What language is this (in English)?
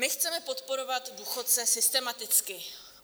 Czech